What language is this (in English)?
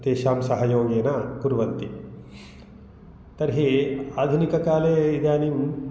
Sanskrit